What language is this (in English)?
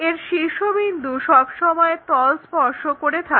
Bangla